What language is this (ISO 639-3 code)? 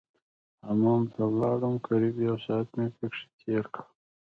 pus